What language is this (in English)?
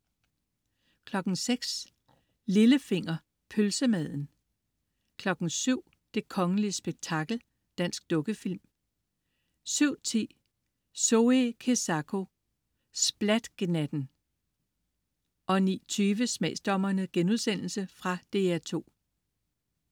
Danish